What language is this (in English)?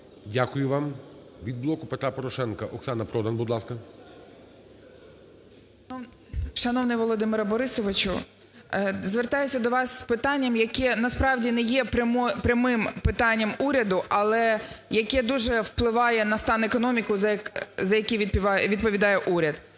Ukrainian